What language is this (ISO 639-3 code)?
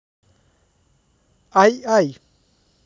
rus